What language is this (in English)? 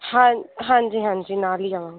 Punjabi